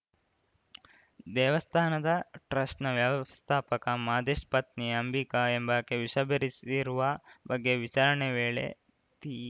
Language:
Kannada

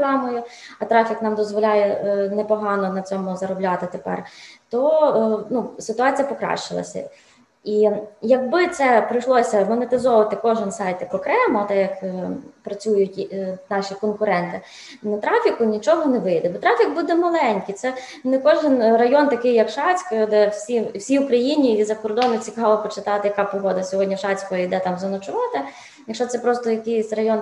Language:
Ukrainian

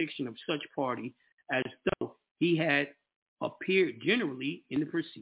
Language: English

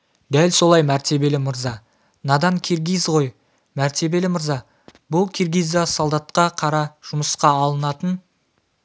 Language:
Kazakh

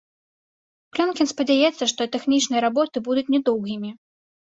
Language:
Belarusian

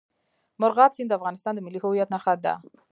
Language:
Pashto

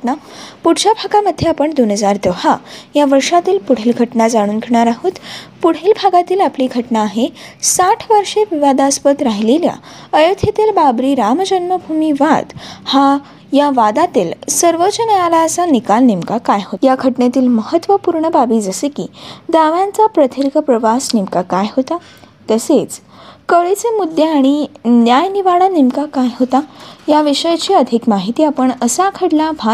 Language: Marathi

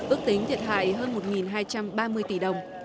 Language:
Vietnamese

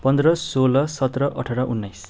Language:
Nepali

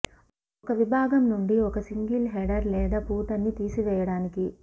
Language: Telugu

